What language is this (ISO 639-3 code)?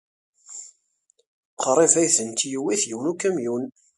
kab